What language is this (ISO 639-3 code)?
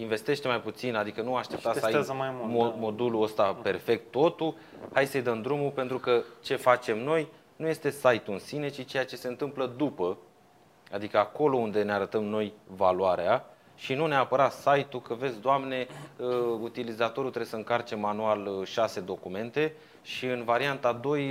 ron